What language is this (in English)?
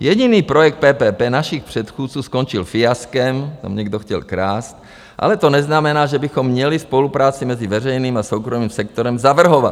Czech